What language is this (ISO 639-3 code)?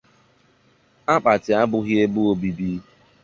ibo